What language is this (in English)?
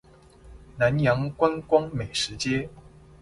Chinese